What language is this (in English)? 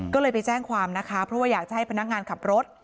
Thai